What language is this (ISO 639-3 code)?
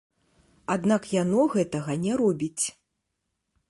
bel